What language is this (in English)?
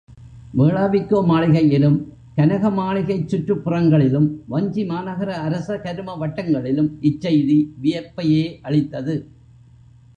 Tamil